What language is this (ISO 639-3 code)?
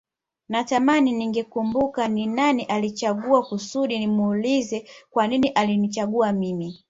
swa